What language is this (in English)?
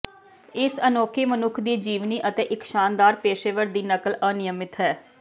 Punjabi